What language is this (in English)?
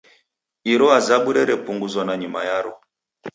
Taita